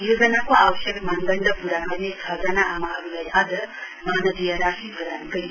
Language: Nepali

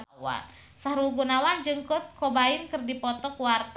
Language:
Sundanese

